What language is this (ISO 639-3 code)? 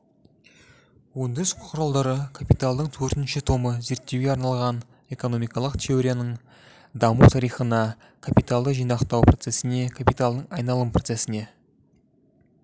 kaz